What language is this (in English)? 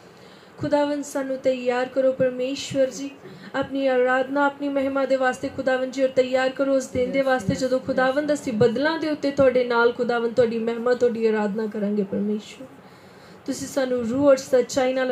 Hindi